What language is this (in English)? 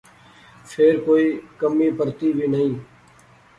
Pahari-Potwari